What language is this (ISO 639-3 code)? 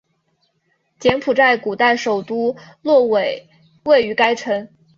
zho